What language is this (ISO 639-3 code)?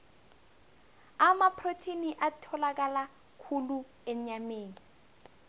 nbl